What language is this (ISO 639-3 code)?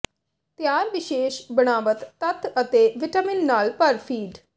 pan